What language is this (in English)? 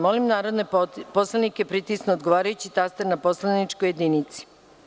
Serbian